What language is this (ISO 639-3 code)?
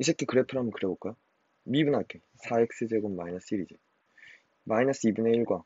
kor